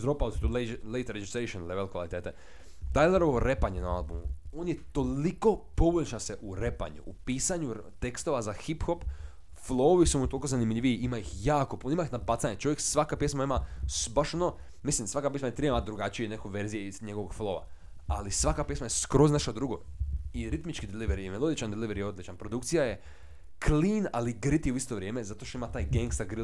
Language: Croatian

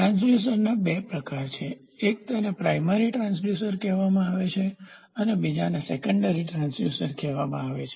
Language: Gujarati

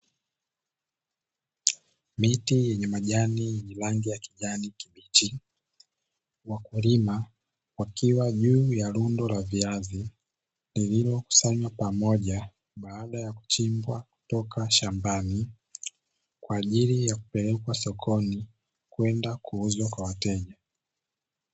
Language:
Swahili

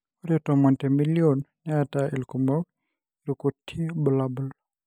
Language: Masai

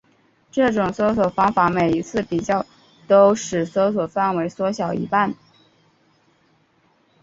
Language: Chinese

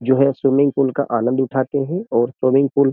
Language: Hindi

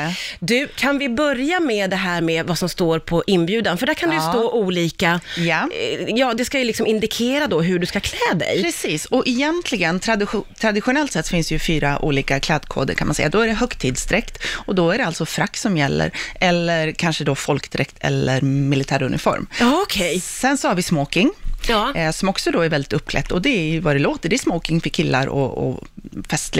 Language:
Swedish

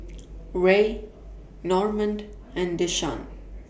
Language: English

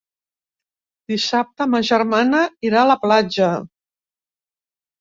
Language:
Catalan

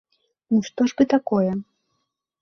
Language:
Belarusian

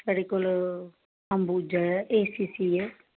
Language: Dogri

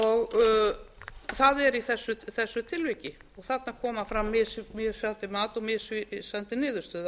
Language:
Icelandic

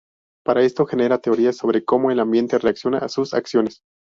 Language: Spanish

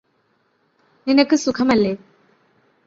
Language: Malayalam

